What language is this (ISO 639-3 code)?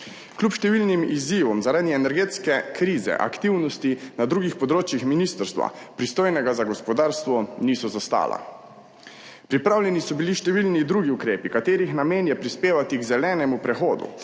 slv